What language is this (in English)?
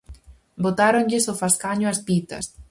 Galician